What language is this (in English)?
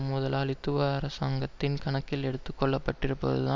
Tamil